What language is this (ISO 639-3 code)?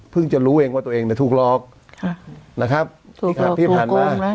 tha